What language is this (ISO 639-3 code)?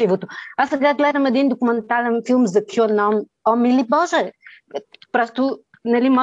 bul